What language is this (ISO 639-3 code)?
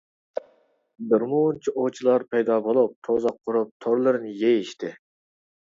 uig